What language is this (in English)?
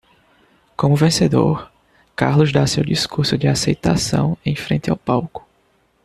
Portuguese